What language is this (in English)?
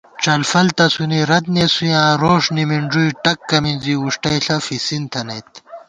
Gawar-Bati